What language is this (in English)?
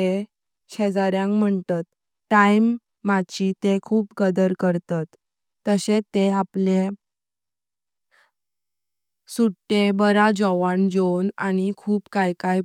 Konkani